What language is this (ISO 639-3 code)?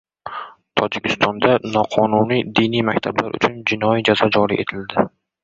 uzb